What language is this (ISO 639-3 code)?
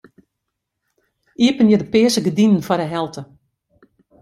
fry